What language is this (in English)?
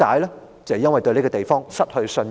Cantonese